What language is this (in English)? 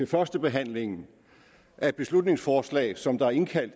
Danish